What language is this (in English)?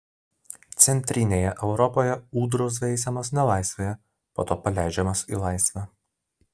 Lithuanian